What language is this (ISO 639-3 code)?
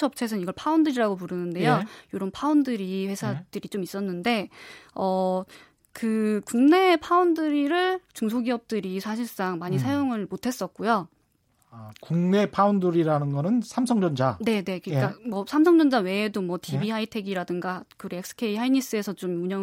kor